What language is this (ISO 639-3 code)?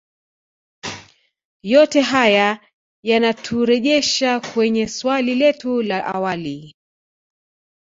swa